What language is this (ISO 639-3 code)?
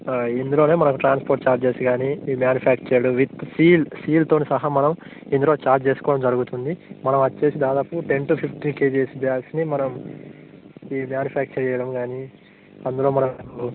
tel